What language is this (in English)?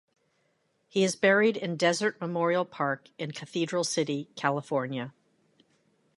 English